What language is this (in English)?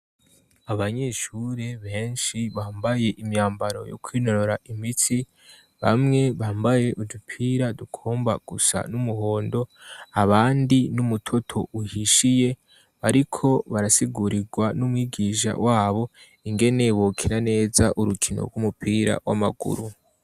Rundi